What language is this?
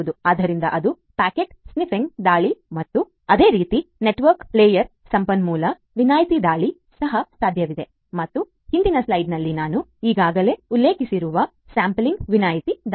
Kannada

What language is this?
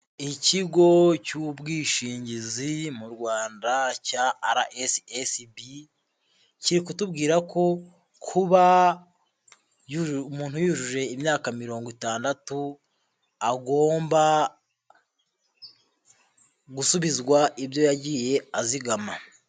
Kinyarwanda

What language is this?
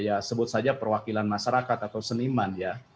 Indonesian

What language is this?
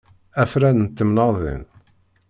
Kabyle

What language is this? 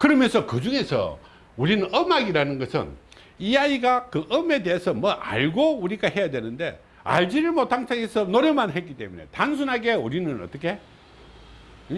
Korean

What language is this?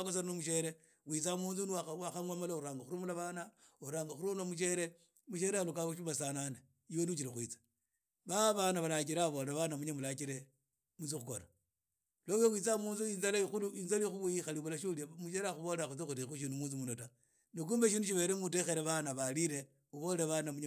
Idakho-Isukha-Tiriki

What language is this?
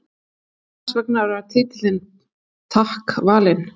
Icelandic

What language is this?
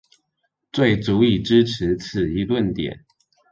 Chinese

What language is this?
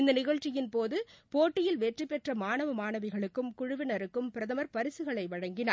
Tamil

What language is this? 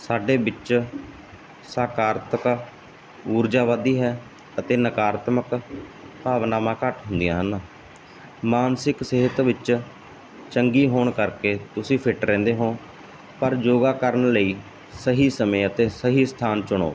Punjabi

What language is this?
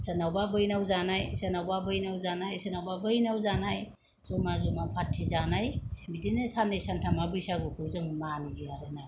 Bodo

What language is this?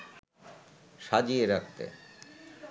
Bangla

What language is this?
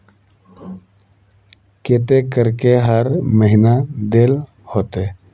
Magahi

